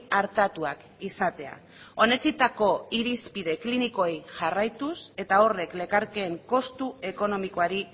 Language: Basque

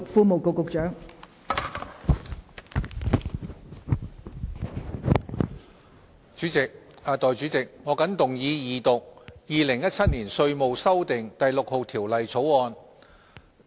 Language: Cantonese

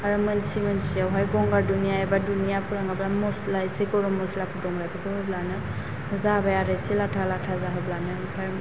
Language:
Bodo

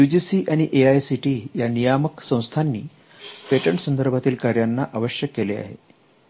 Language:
Marathi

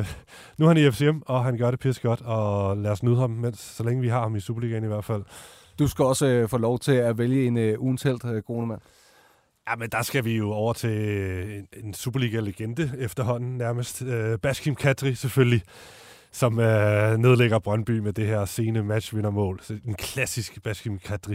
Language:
Danish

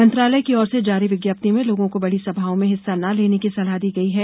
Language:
Hindi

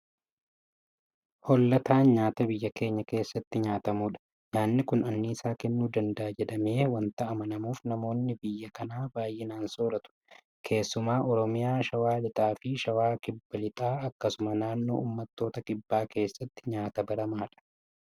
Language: Oromo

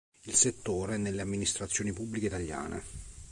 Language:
Italian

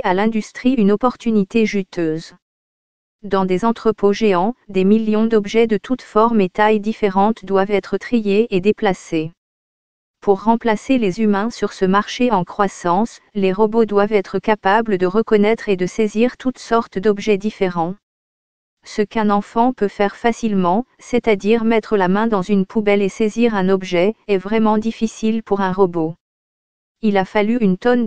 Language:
French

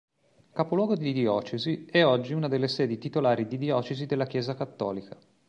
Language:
Italian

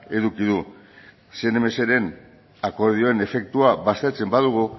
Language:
Basque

